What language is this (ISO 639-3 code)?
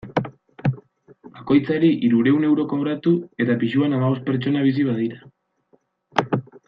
eus